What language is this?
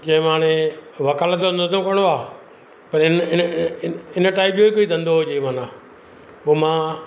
Sindhi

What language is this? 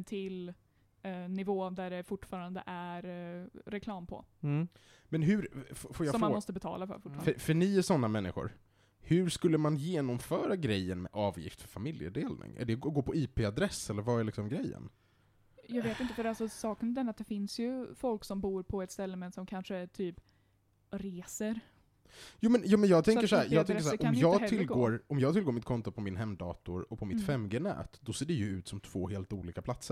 Swedish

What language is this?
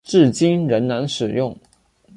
Chinese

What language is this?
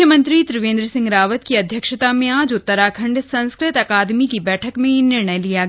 Hindi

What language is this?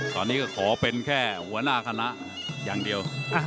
Thai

